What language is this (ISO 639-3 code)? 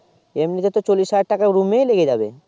ben